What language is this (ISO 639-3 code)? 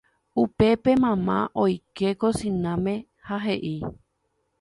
grn